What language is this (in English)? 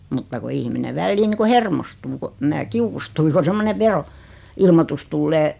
Finnish